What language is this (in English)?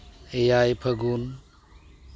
Santali